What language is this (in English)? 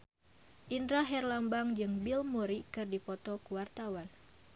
Sundanese